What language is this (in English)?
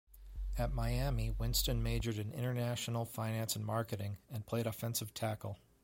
English